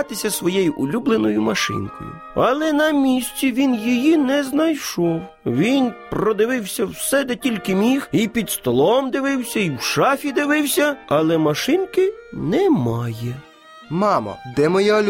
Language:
Ukrainian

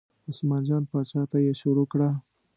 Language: Pashto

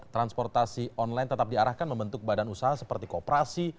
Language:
Indonesian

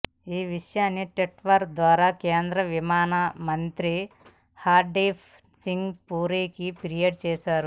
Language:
Telugu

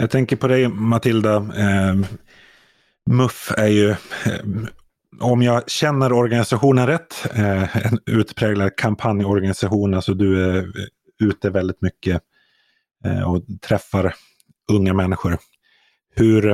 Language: Swedish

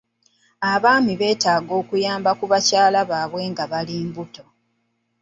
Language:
Ganda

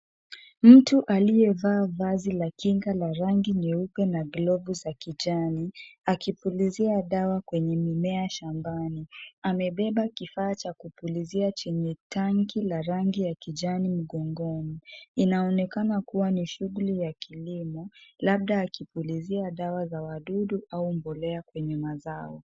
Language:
Swahili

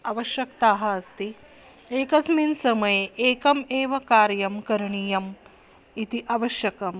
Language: Sanskrit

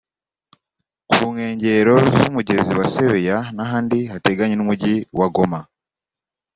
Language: Kinyarwanda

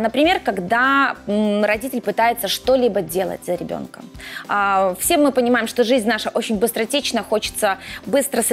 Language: Russian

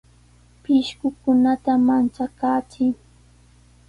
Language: Sihuas Ancash Quechua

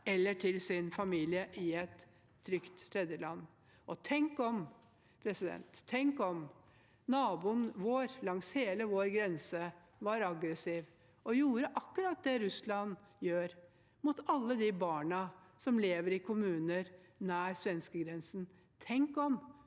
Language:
Norwegian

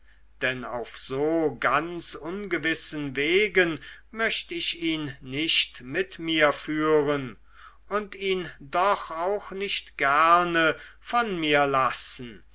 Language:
German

